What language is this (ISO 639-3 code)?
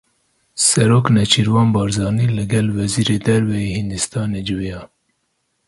kur